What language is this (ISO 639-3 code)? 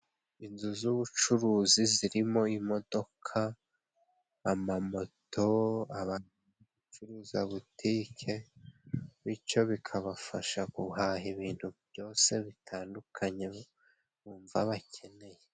kin